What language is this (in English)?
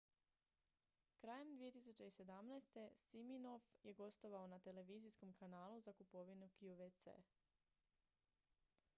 Croatian